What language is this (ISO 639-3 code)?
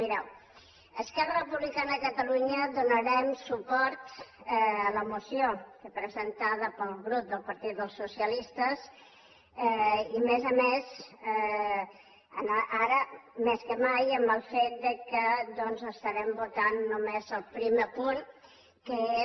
cat